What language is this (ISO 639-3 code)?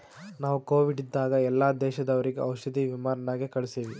kan